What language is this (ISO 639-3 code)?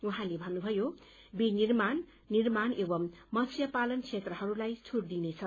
nep